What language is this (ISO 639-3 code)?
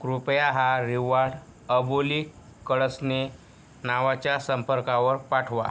mar